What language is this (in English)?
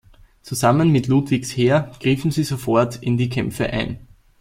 German